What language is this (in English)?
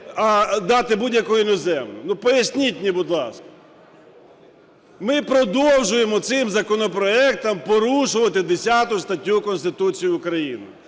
Ukrainian